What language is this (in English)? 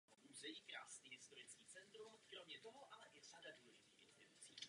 Czech